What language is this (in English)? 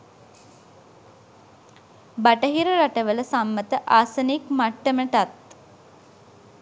Sinhala